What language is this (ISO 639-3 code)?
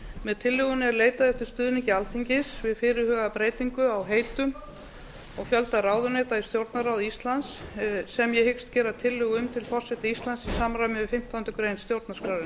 isl